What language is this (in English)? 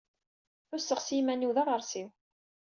Kabyle